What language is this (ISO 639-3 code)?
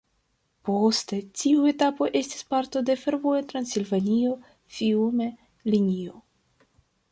epo